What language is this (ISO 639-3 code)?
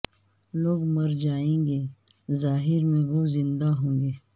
urd